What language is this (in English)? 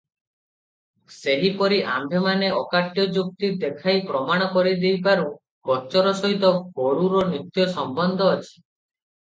Odia